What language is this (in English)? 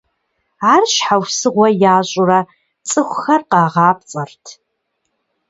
Kabardian